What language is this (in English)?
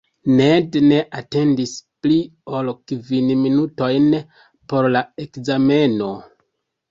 Esperanto